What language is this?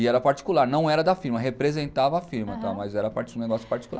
Portuguese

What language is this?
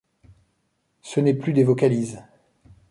French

